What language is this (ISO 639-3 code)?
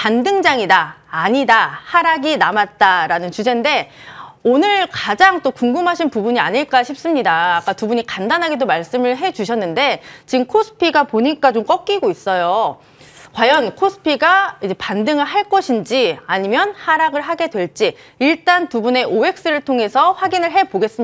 kor